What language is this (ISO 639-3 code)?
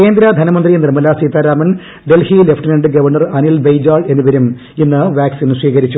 mal